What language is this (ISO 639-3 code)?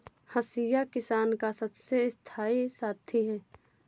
hin